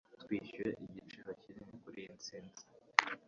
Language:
Kinyarwanda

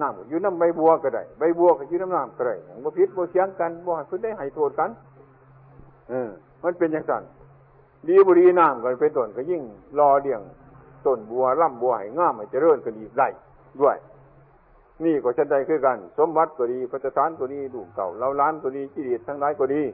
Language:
Thai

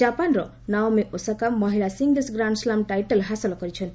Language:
Odia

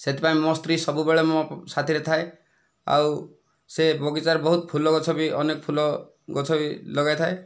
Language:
Odia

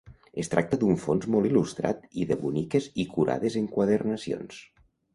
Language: Catalan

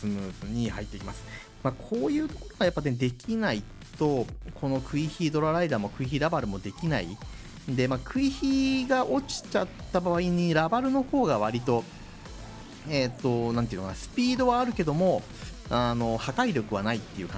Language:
Japanese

